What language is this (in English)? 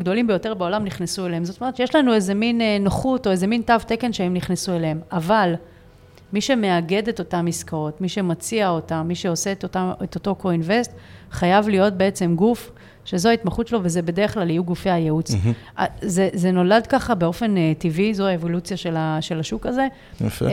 Hebrew